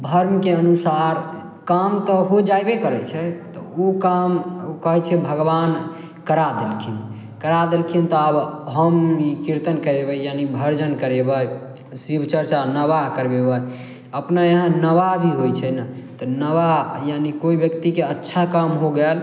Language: Maithili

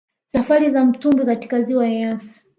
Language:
Swahili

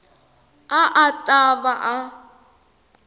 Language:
Tsonga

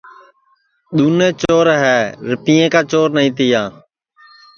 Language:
Sansi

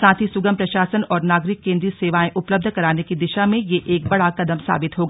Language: Hindi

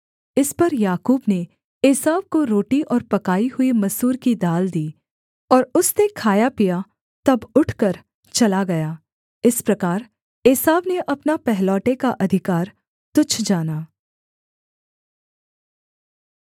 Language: Hindi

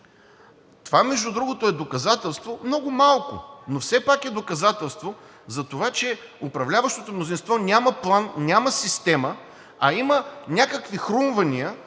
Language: Bulgarian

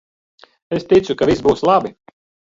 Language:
Latvian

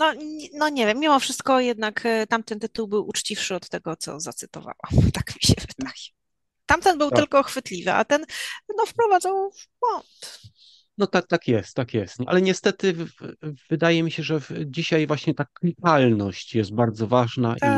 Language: Polish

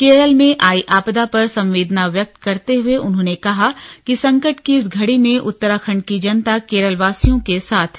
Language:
Hindi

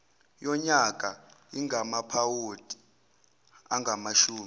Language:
Zulu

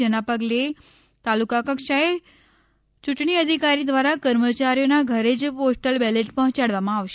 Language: Gujarati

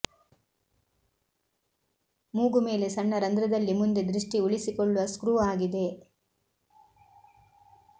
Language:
Kannada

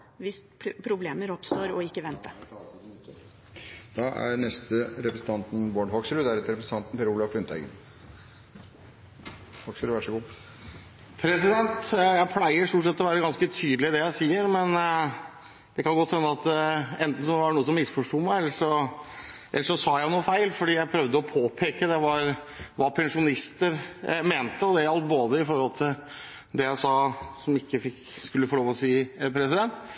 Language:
Norwegian Bokmål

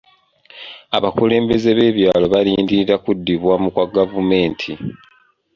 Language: Ganda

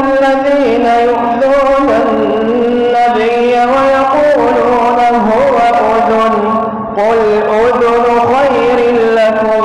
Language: Arabic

